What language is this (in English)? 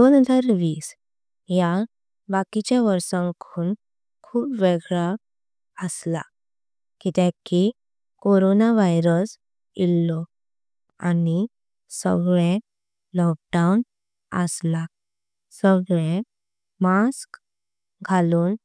Konkani